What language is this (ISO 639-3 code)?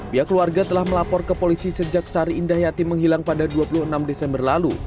ind